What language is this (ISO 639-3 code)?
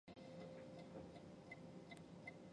zho